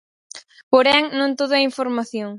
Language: Galician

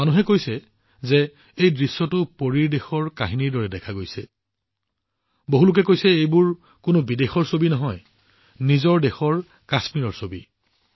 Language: Assamese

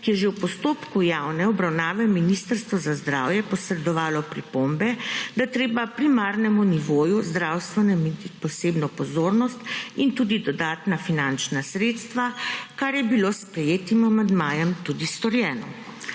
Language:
Slovenian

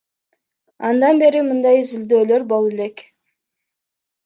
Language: Kyrgyz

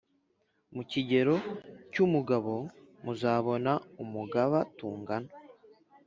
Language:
Kinyarwanda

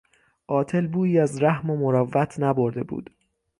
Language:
Persian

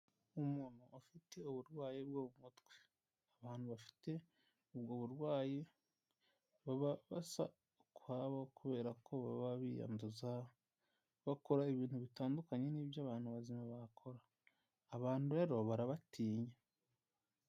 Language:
Kinyarwanda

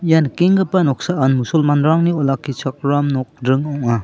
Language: Garo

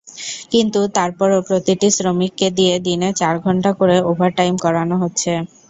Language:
Bangla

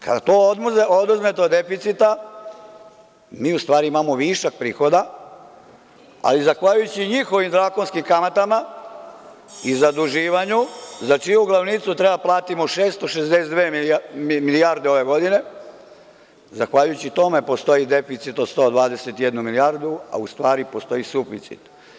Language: Serbian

